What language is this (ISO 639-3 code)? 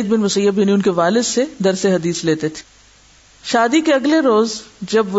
urd